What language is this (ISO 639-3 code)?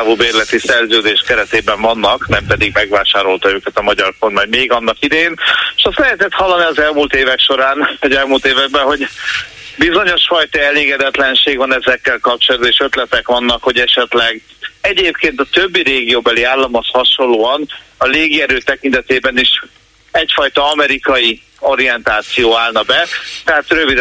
hun